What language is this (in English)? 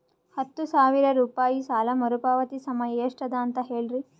Kannada